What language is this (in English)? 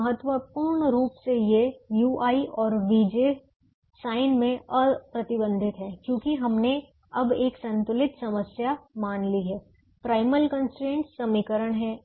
Hindi